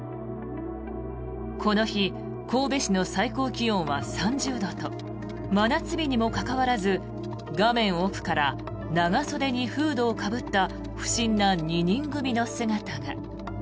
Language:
Japanese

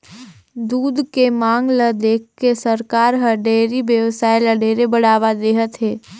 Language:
Chhattisgarhi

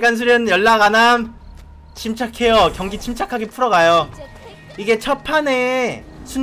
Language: Korean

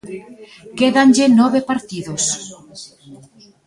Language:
Galician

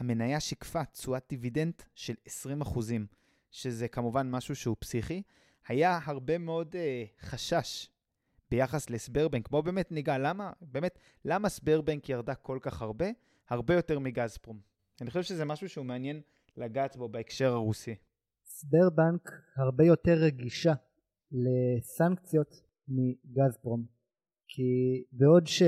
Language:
Hebrew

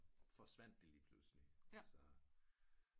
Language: Danish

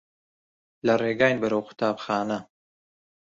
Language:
Central Kurdish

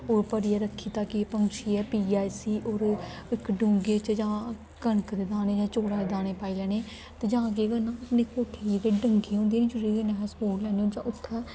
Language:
Dogri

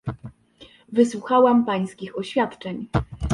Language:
Polish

